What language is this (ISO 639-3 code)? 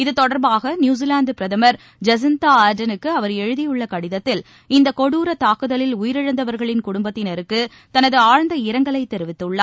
tam